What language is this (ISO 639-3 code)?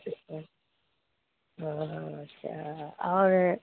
urd